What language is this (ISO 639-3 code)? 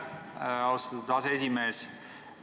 est